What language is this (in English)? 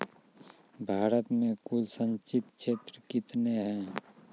Maithili